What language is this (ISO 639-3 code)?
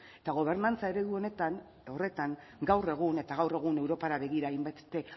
eus